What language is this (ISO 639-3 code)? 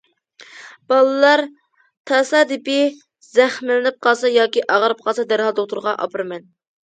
uig